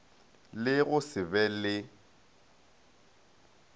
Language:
Northern Sotho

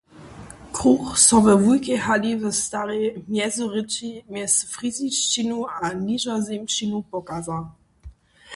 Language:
Upper Sorbian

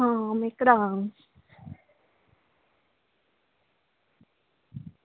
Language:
Dogri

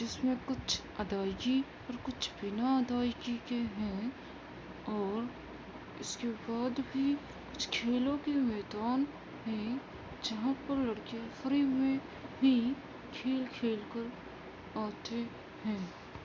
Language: Urdu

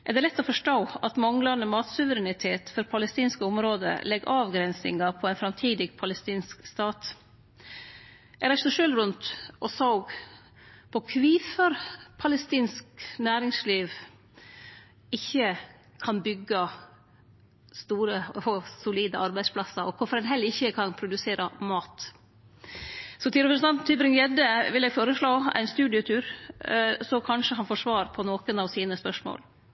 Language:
Norwegian Nynorsk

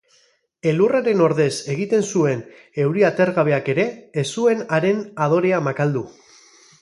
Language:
Basque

